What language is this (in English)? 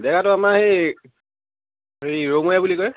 Assamese